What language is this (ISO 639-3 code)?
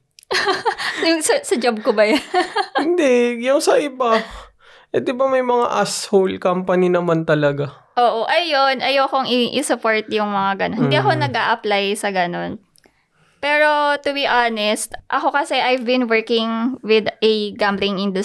fil